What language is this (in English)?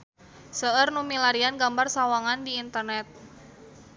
Sundanese